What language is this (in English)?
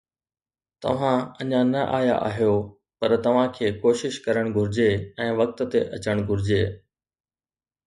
Sindhi